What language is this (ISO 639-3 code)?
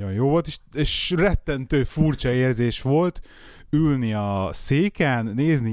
hun